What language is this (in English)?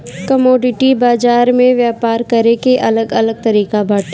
Bhojpuri